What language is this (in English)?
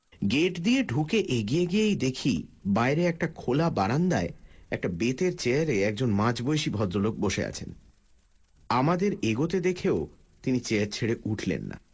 Bangla